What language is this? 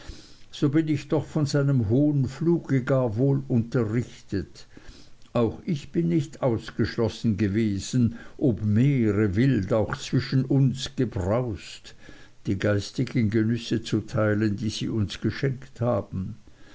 German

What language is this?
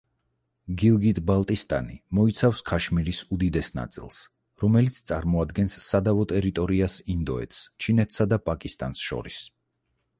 Georgian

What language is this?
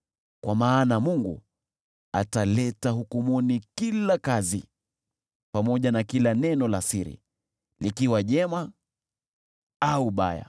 Swahili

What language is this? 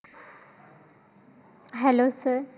Marathi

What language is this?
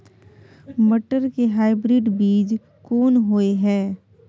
Maithili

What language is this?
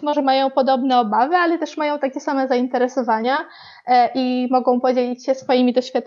Polish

